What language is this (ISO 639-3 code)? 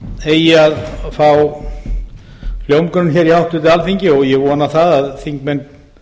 isl